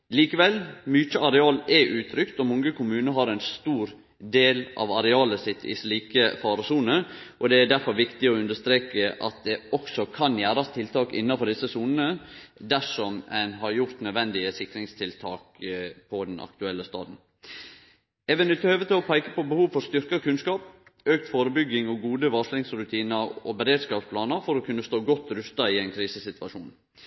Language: Norwegian Nynorsk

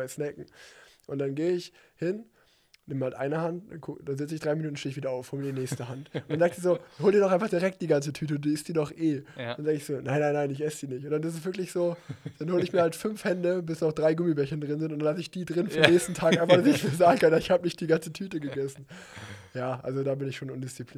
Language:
German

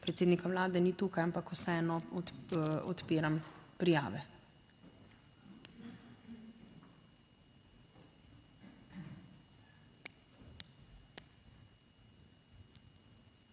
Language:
Slovenian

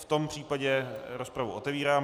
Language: Czech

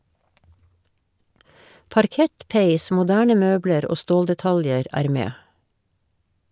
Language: Norwegian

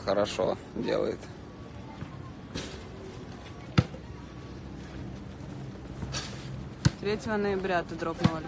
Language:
Russian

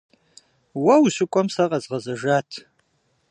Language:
Kabardian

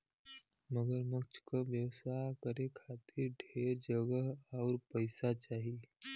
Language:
Bhojpuri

